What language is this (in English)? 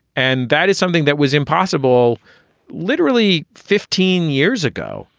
English